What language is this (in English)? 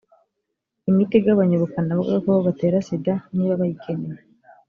Kinyarwanda